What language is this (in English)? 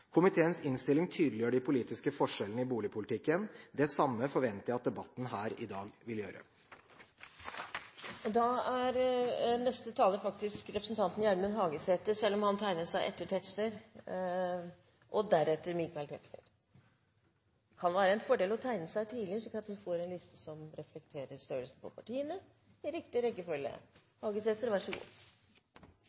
Norwegian Bokmål